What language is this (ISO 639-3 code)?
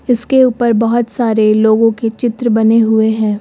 hin